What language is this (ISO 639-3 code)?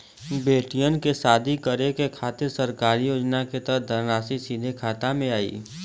bho